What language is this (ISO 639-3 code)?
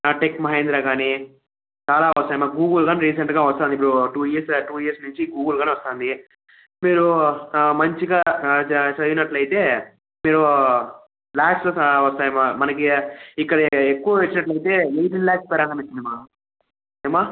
tel